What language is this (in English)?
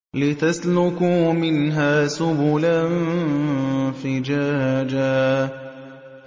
Arabic